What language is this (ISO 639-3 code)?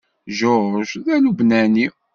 kab